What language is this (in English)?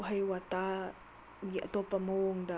Manipuri